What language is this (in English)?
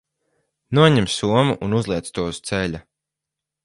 Latvian